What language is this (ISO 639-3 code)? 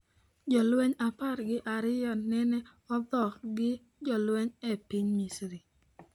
luo